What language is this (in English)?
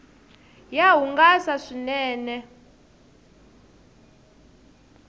Tsonga